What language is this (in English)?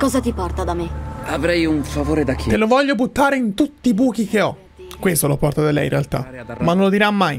Italian